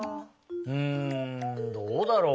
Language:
Japanese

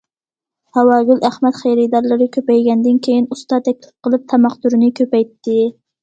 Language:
Uyghur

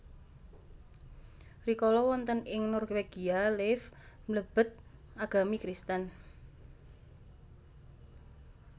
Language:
Javanese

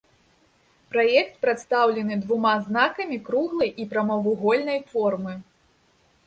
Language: Belarusian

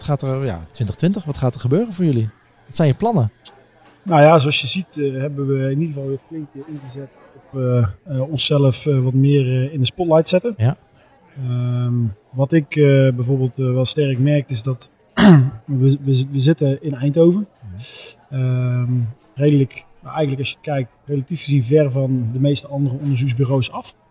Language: Dutch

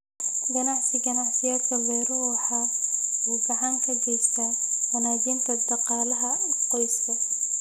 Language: Somali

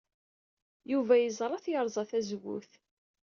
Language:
Kabyle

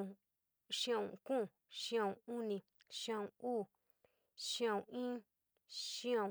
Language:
San Miguel El Grande Mixtec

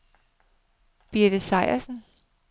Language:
Danish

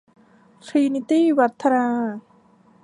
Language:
Thai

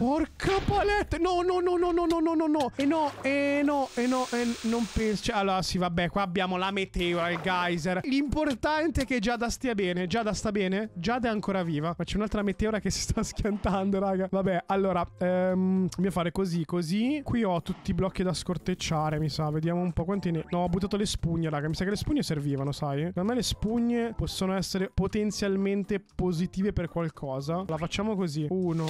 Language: Italian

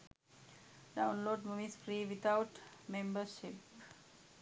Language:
Sinhala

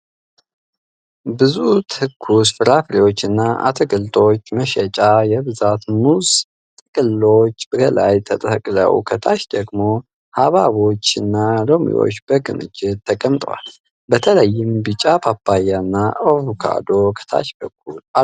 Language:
Amharic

